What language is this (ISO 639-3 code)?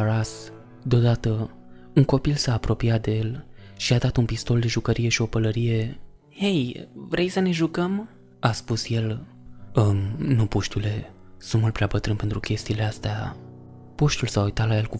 ron